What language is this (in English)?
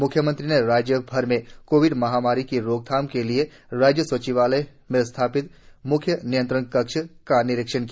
Hindi